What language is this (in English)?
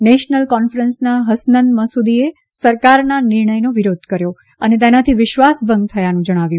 Gujarati